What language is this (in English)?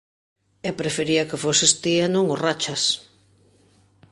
Galician